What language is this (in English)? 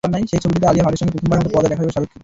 Bangla